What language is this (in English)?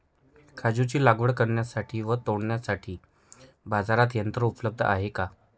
Marathi